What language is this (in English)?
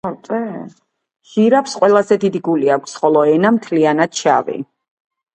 Georgian